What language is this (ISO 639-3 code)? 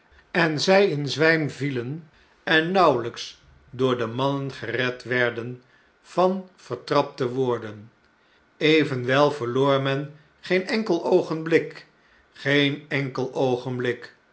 nld